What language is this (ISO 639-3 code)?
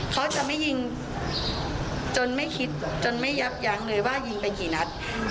tha